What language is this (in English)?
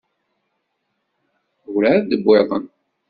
Kabyle